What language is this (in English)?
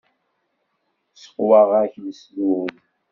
Kabyle